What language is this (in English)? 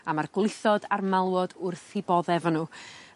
Welsh